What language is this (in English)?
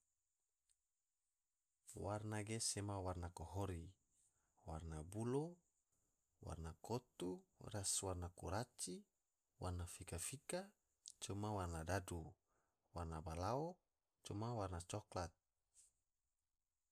Tidore